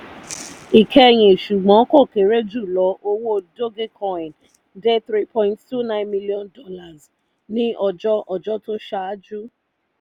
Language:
Yoruba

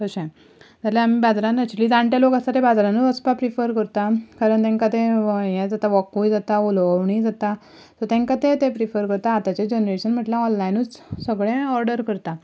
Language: Konkani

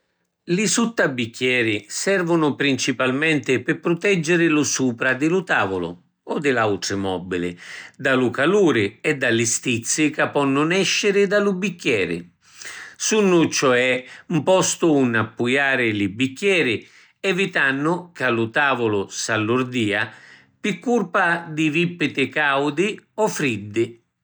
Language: Sicilian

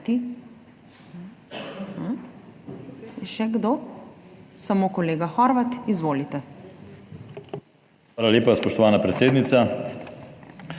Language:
Slovenian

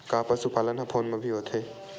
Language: Chhattisgarhi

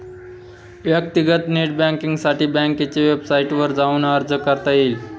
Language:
Marathi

